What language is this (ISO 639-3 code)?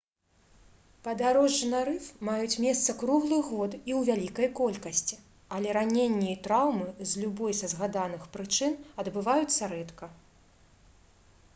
bel